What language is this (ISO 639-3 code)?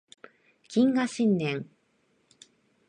jpn